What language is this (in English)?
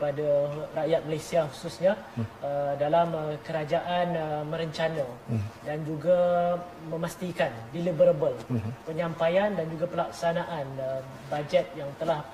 Malay